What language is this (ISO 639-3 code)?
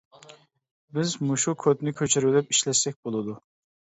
uig